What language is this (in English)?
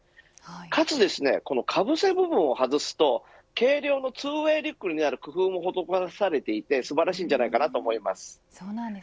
Japanese